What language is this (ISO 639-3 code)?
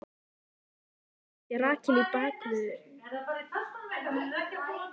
isl